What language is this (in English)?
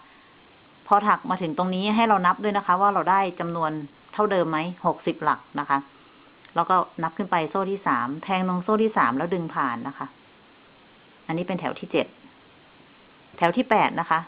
Thai